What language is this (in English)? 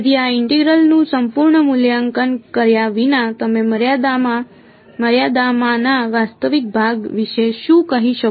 Gujarati